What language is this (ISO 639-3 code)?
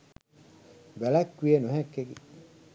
sin